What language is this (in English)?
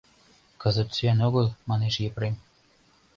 Mari